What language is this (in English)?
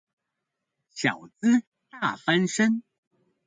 Chinese